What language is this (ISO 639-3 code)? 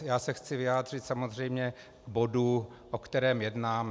ces